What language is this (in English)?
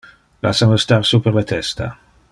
Interlingua